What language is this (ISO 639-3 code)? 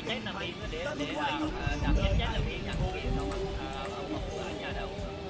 vie